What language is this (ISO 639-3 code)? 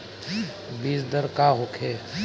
bho